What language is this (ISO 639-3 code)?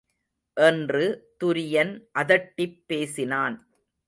tam